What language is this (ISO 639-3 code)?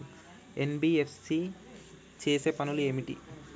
tel